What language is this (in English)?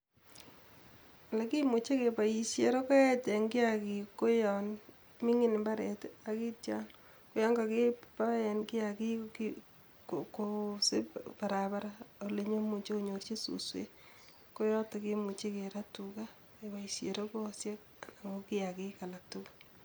Kalenjin